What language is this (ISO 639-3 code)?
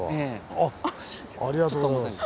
jpn